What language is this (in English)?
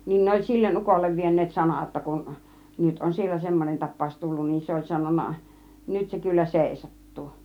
Finnish